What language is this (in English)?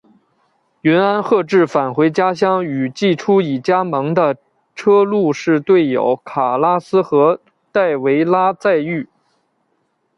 Chinese